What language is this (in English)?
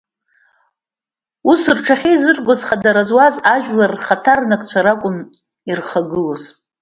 Abkhazian